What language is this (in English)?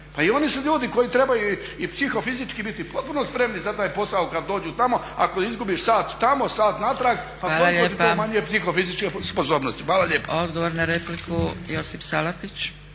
Croatian